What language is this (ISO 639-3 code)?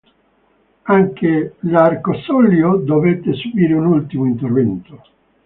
ita